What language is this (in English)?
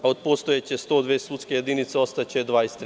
Serbian